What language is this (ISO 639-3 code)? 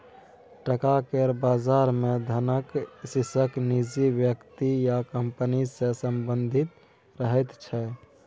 mai